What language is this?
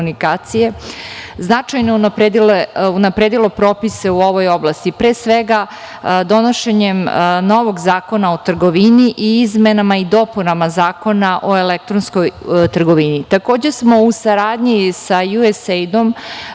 Serbian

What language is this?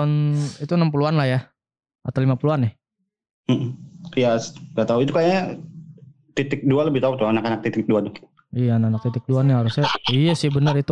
Indonesian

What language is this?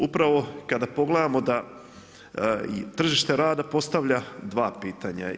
Croatian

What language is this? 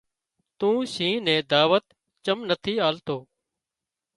Wadiyara Koli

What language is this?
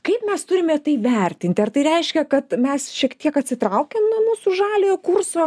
Lithuanian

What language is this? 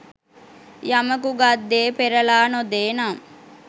Sinhala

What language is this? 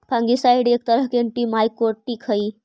Magahi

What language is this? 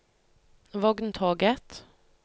Norwegian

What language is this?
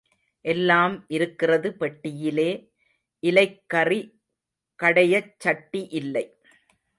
Tamil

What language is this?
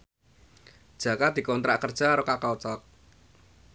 Javanese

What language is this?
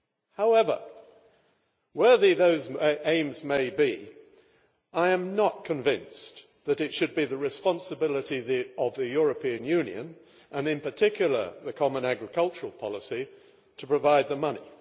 English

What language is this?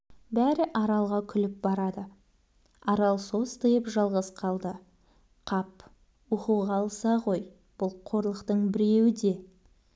Kazakh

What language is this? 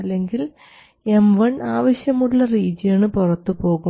Malayalam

